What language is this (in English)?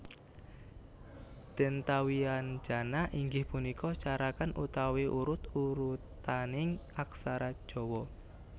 Javanese